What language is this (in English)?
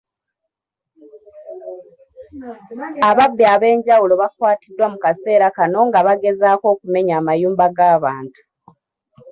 Ganda